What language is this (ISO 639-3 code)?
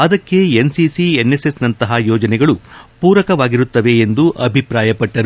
kan